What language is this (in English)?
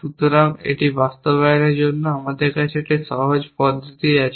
Bangla